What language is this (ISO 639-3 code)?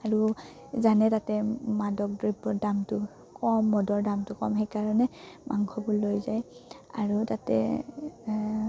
asm